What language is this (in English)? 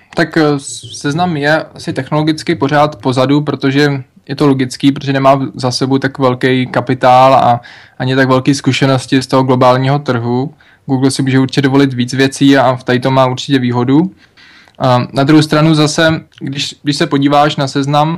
Czech